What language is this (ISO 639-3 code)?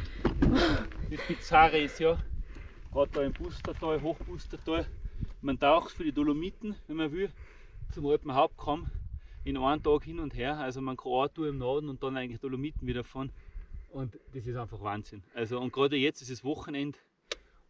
deu